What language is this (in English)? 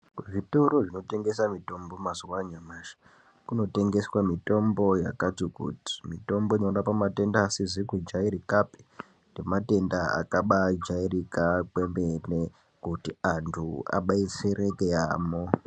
Ndau